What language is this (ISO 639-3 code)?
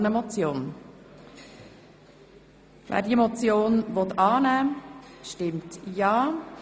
gsw